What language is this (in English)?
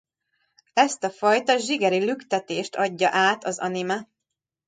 Hungarian